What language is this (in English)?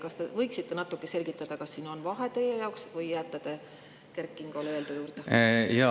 Estonian